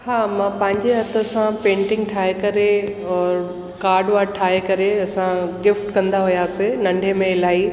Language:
Sindhi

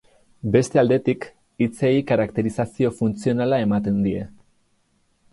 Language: Basque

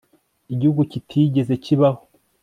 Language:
Kinyarwanda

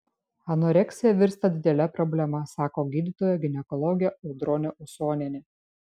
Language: Lithuanian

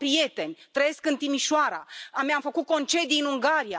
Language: Romanian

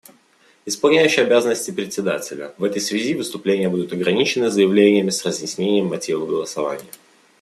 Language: Russian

